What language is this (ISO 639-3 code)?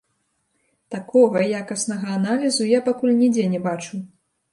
bel